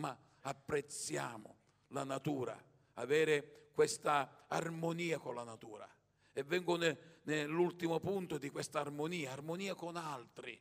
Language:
Italian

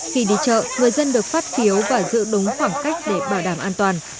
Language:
Vietnamese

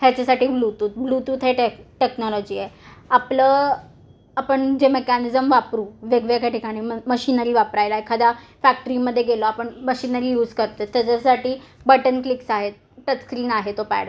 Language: Marathi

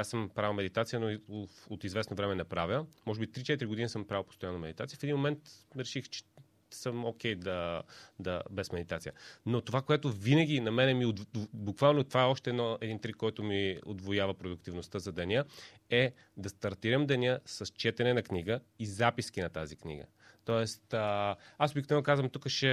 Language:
Bulgarian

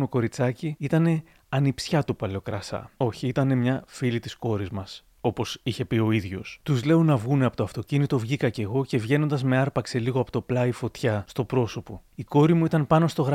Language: Greek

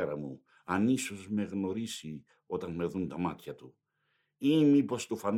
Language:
Greek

